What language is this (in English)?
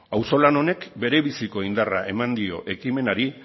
Basque